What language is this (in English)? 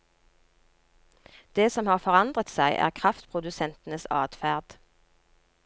Norwegian